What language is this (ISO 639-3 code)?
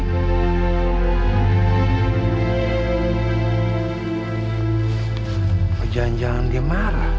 ind